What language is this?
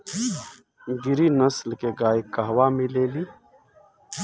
Bhojpuri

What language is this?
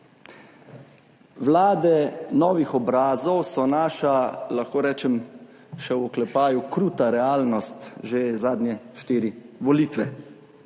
Slovenian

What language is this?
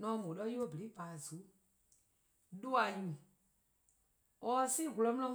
Eastern Krahn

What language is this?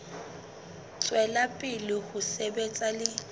Southern Sotho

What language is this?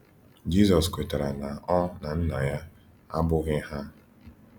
Igbo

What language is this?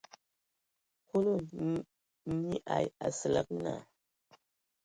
Ewondo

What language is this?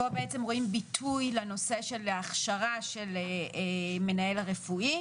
Hebrew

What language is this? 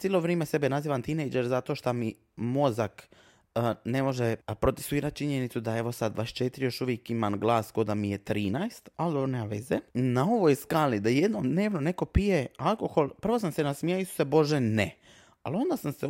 Croatian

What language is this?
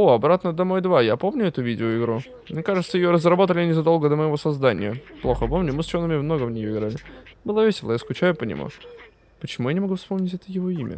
Russian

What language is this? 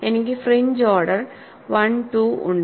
Malayalam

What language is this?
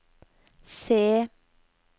Norwegian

